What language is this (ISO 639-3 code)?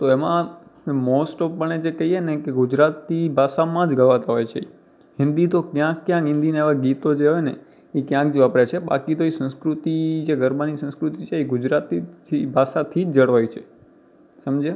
guj